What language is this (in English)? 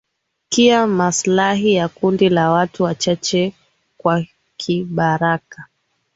Swahili